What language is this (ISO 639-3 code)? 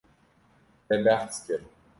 kur